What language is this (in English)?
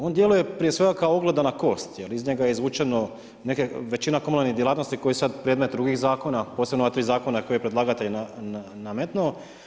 Croatian